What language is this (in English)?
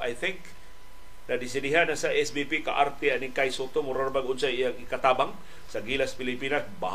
Filipino